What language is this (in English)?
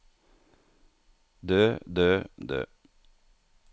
Norwegian